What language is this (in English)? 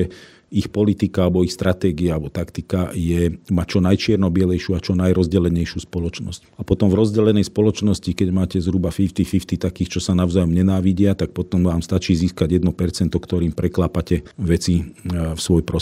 Slovak